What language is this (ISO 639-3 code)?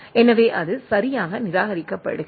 tam